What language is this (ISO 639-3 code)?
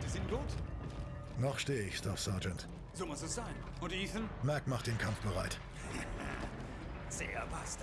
deu